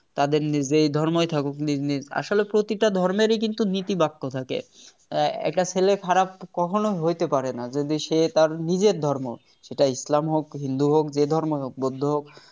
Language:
Bangla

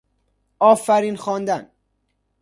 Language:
Persian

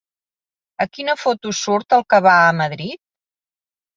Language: Catalan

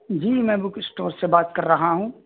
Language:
Urdu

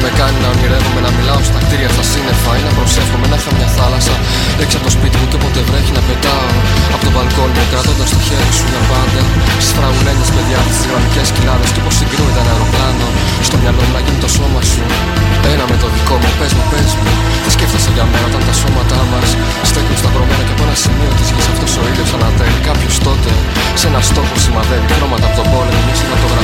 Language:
Greek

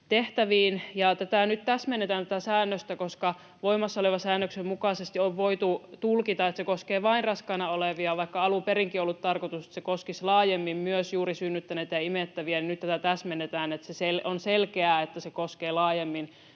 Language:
Finnish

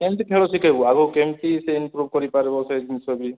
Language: Odia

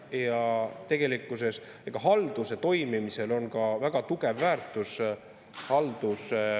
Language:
Estonian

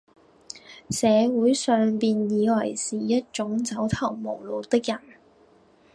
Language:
Cantonese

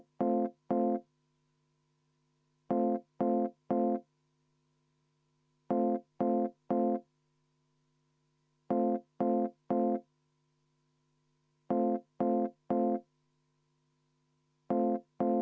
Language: Estonian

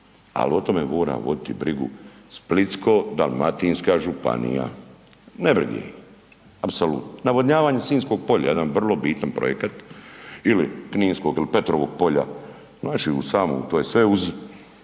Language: Croatian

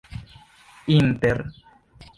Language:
Esperanto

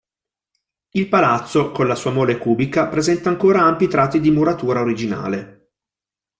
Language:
Italian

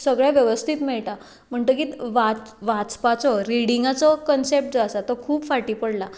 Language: Konkani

